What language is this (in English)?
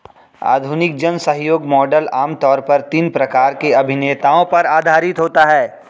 Hindi